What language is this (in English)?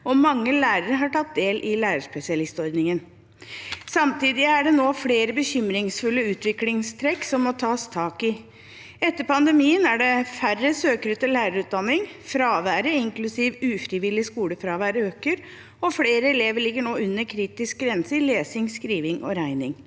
Norwegian